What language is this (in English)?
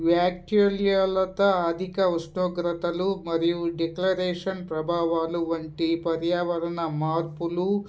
Telugu